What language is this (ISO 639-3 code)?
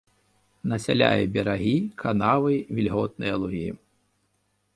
bel